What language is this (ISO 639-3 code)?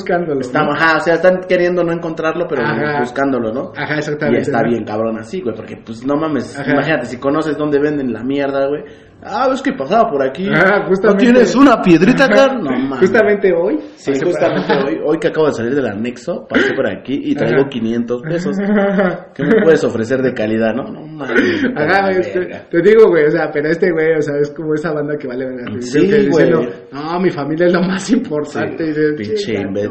spa